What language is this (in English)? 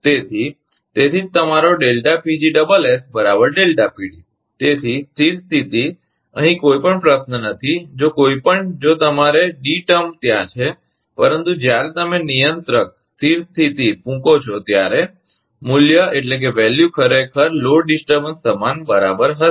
Gujarati